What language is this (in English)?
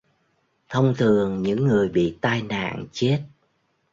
Vietnamese